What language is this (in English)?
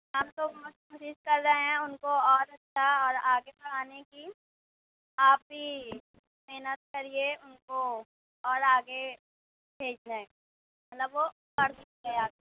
Urdu